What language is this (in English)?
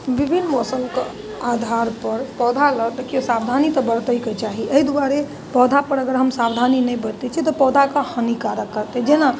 Maithili